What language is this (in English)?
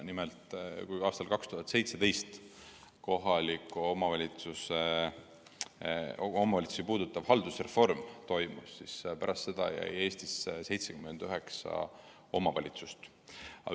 Estonian